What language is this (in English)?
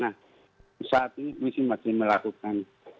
Indonesian